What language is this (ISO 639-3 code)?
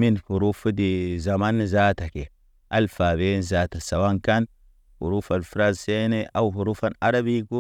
mne